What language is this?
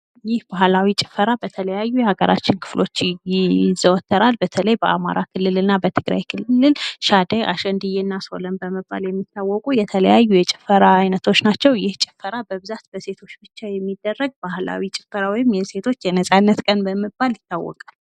Amharic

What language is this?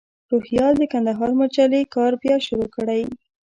Pashto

